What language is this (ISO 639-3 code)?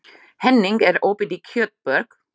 isl